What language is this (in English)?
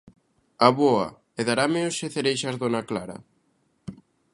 Galician